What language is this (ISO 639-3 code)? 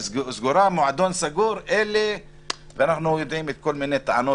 heb